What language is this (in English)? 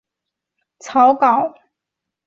Chinese